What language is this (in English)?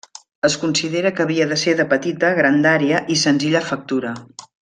Catalan